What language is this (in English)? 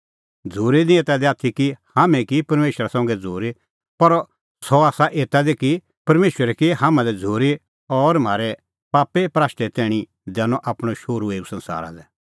Kullu Pahari